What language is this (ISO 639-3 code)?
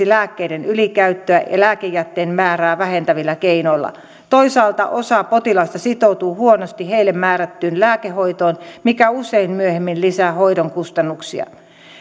fin